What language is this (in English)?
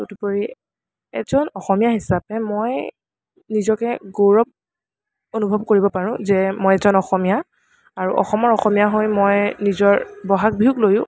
Assamese